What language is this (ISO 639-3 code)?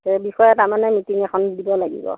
asm